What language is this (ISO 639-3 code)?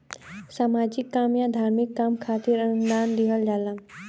bho